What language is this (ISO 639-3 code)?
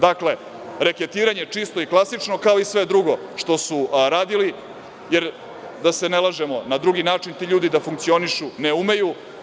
srp